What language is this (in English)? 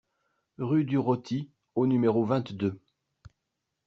French